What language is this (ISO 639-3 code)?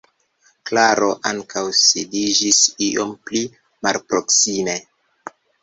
epo